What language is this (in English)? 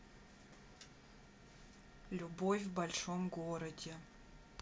Russian